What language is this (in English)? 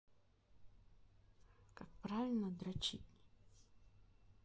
Russian